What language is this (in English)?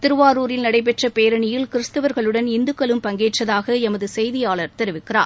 Tamil